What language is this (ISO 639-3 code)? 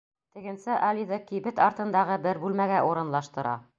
bak